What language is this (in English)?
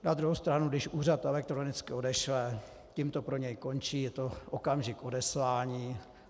Czech